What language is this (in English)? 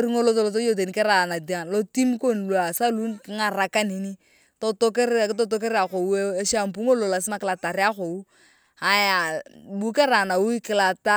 Turkana